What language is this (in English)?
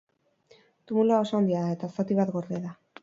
Basque